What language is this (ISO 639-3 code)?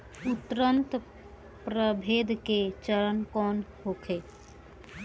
bho